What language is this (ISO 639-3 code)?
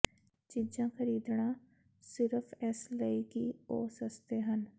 pan